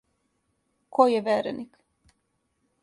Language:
Serbian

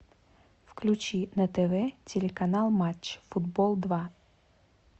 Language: Russian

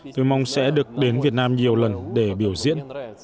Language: Vietnamese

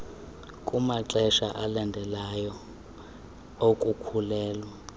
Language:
Xhosa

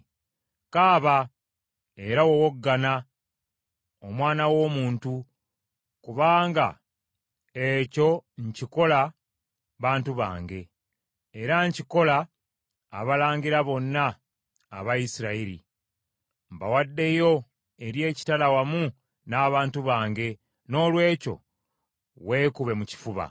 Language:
Ganda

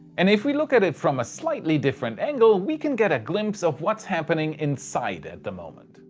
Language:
English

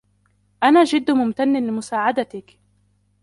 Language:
Arabic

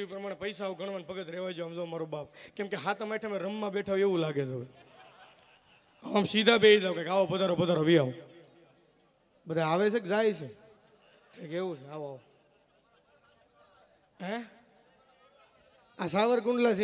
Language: Gujarati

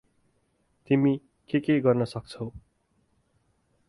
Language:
Nepali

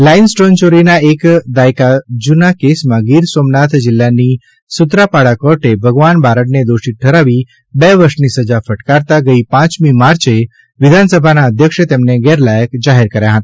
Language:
Gujarati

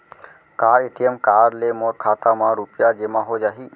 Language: Chhattisgarhi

